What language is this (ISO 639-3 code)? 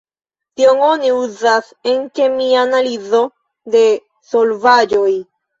epo